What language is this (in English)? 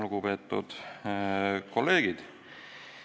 Estonian